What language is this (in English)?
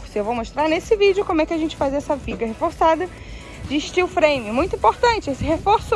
Portuguese